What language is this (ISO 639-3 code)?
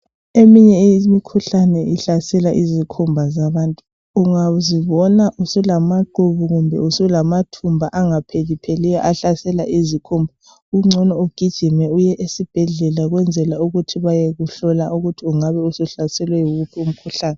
nde